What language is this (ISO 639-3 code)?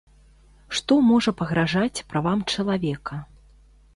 bel